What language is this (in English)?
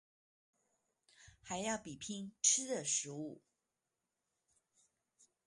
Chinese